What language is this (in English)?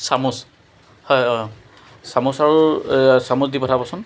Assamese